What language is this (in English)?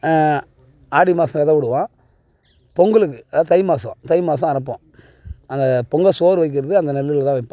Tamil